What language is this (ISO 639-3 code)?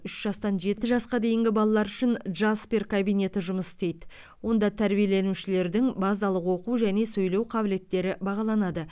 kaz